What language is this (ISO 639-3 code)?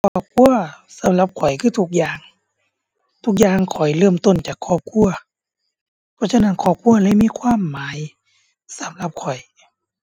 tha